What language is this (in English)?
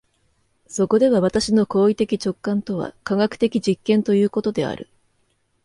Japanese